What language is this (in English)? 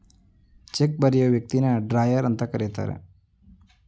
Kannada